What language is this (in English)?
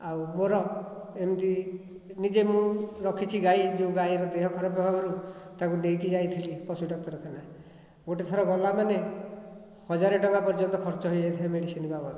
Odia